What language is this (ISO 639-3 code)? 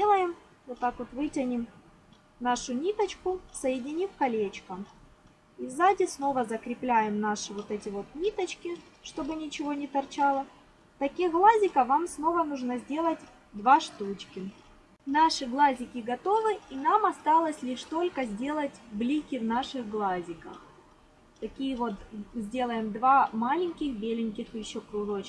rus